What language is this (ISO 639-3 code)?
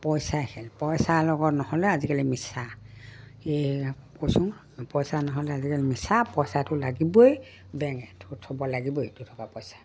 asm